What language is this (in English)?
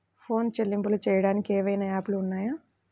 Telugu